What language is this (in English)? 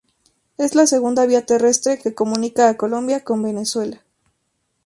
Spanish